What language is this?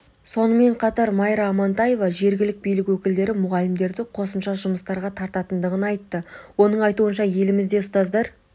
Kazakh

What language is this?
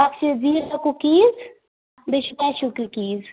Kashmiri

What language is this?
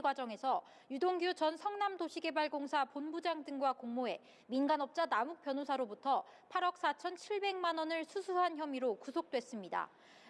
Korean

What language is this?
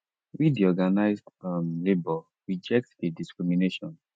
Nigerian Pidgin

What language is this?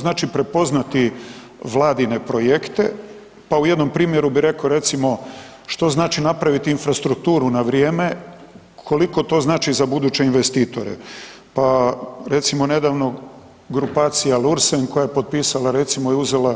Croatian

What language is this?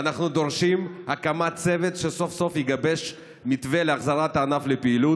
Hebrew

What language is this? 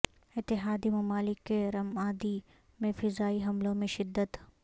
Urdu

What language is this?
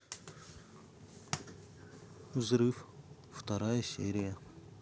Russian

